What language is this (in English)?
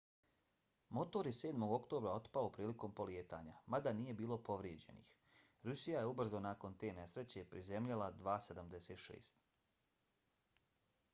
Bosnian